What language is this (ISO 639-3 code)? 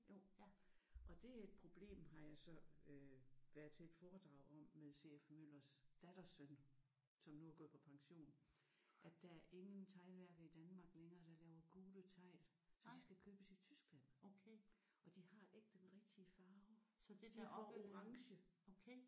dan